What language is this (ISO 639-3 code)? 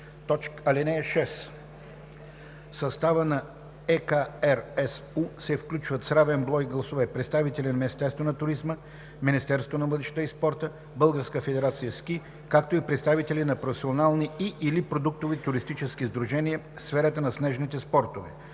bul